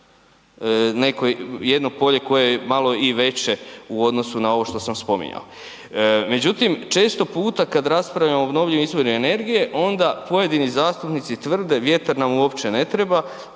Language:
Croatian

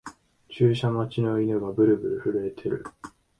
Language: Japanese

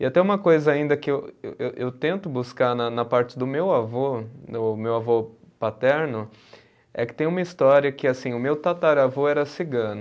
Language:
Portuguese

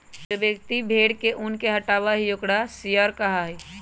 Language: Magahi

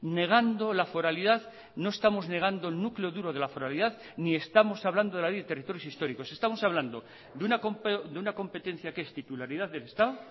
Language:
Spanish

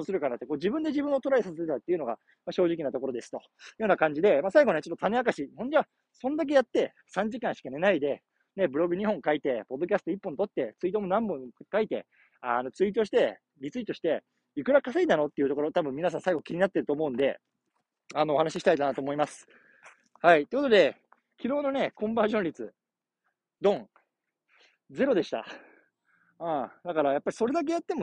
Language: Japanese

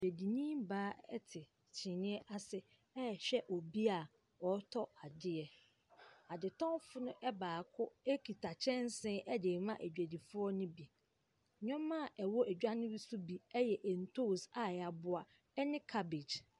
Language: Akan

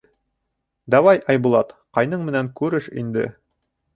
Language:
Bashkir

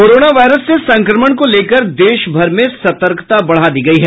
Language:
Hindi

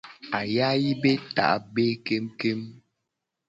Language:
Gen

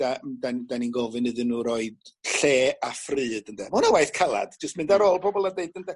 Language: Welsh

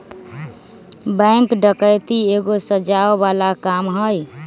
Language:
Magahi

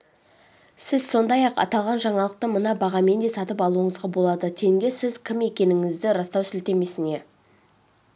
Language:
Kazakh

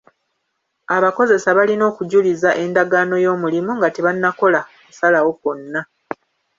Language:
Ganda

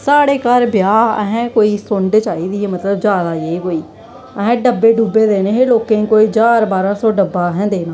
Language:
Dogri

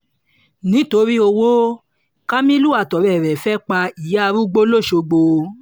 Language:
Yoruba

